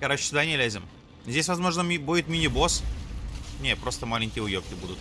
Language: Russian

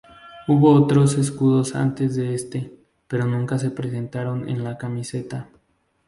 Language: Spanish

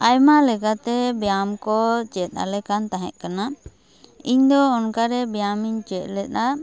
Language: Santali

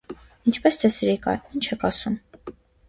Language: Armenian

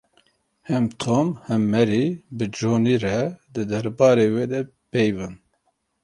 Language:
Kurdish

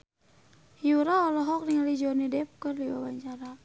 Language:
Sundanese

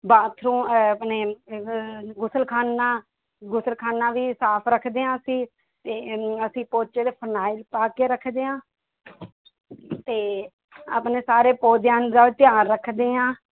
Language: Punjabi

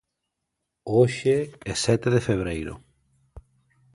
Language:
Galician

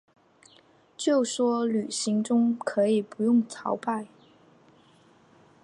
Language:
Chinese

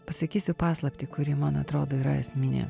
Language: Lithuanian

